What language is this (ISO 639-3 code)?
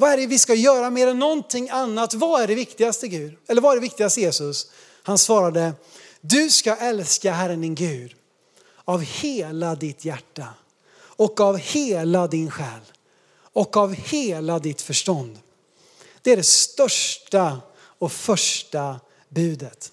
swe